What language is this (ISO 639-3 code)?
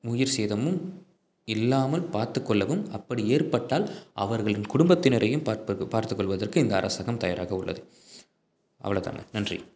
tam